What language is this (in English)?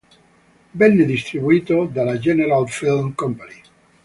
Italian